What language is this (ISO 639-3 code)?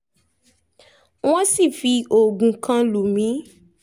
yor